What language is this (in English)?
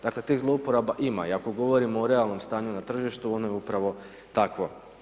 Croatian